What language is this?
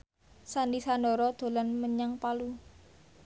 Javanese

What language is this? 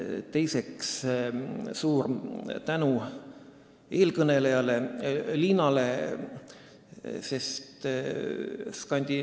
Estonian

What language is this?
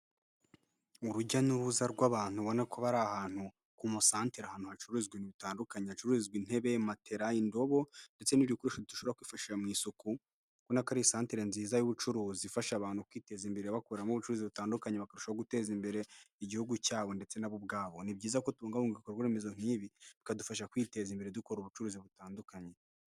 Kinyarwanda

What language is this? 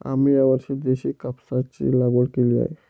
Marathi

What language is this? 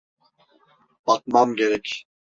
Turkish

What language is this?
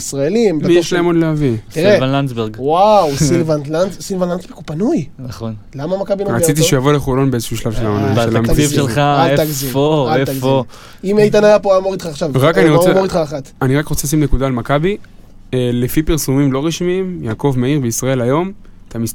Hebrew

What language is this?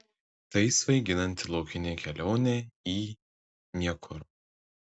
Lithuanian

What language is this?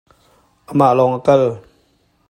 Hakha Chin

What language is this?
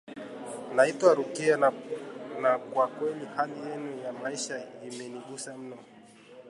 Swahili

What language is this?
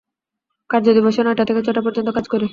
Bangla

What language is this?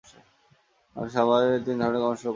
Bangla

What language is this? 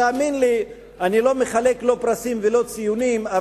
Hebrew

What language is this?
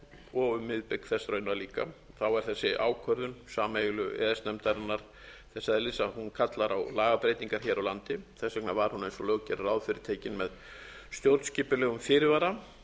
Icelandic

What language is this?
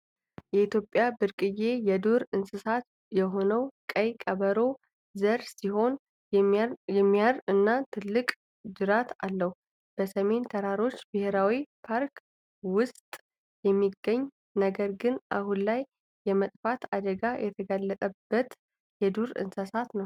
Amharic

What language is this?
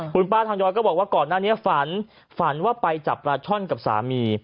Thai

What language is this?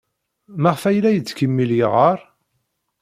Kabyle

